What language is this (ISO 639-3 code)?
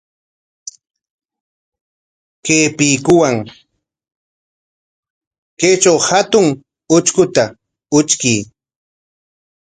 qwa